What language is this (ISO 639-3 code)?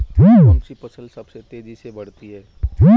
hin